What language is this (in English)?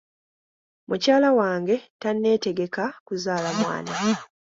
Ganda